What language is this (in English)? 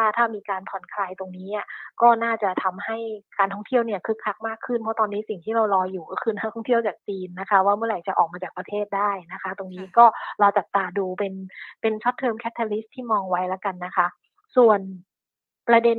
Thai